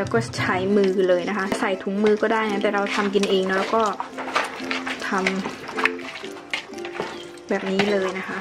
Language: Thai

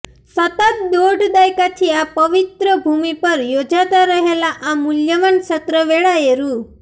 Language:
Gujarati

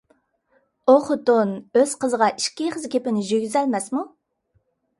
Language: Uyghur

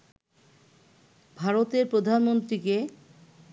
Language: Bangla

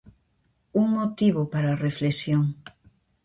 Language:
Galician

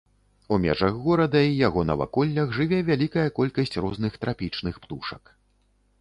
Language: Belarusian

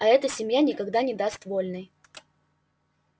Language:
Russian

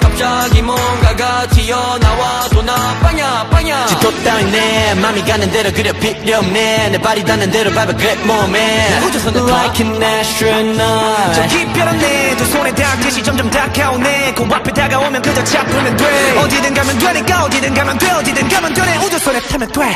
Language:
Spanish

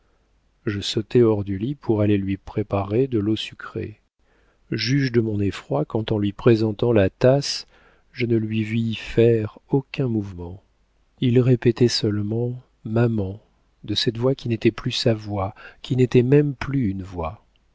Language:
French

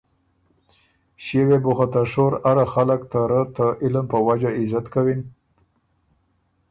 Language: Ormuri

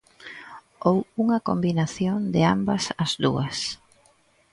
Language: Galician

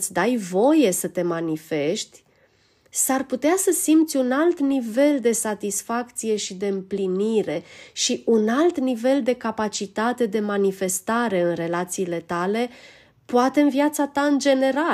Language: Romanian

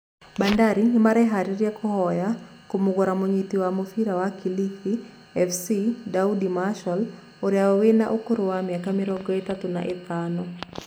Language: Kikuyu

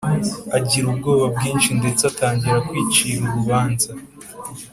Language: Kinyarwanda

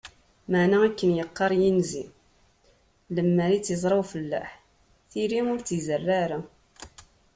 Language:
Kabyle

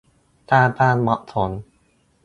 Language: Thai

